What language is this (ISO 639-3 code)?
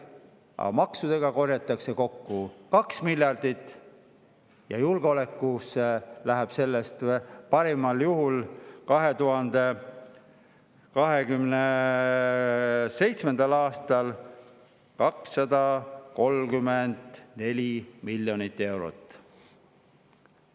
est